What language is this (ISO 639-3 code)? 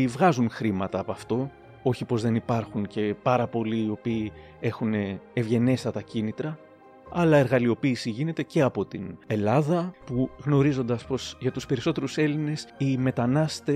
ell